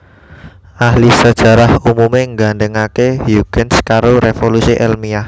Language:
Javanese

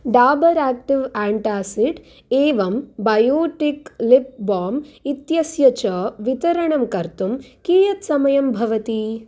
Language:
Sanskrit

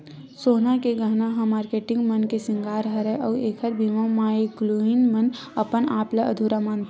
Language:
Chhattisgarhi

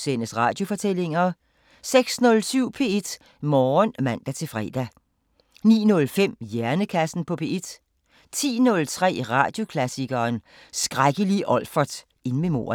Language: Danish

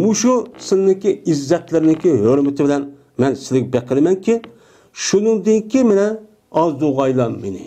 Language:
Turkish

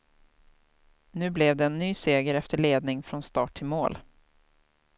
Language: Swedish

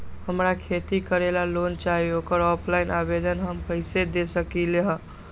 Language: Magahi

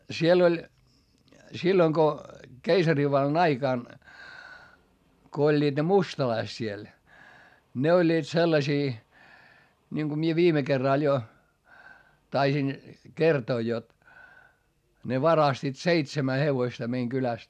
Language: Finnish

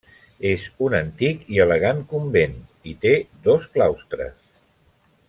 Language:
Catalan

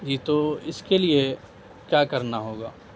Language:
Urdu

